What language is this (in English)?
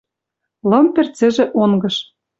Western Mari